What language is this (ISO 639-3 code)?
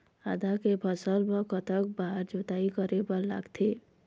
hne